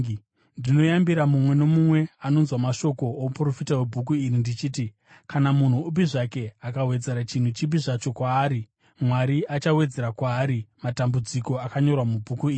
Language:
Shona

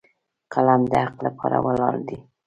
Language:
Pashto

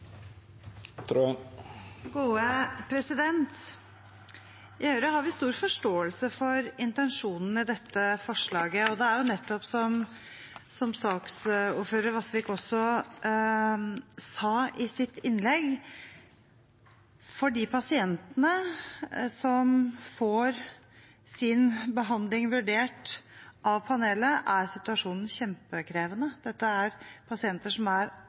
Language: Norwegian Bokmål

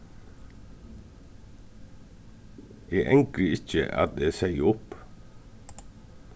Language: Faroese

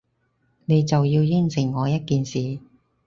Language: Cantonese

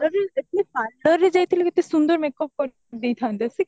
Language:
Odia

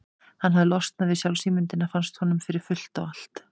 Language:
Icelandic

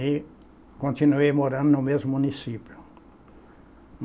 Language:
Portuguese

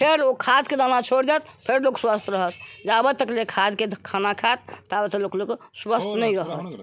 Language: Maithili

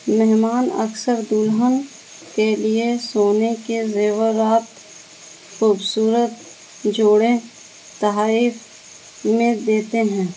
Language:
Urdu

